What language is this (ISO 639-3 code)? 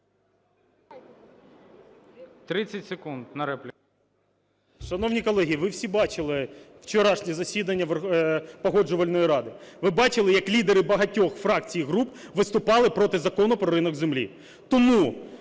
ukr